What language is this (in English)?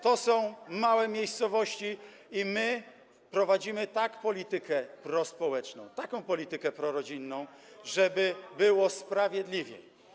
Polish